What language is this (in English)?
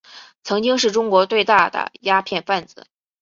Chinese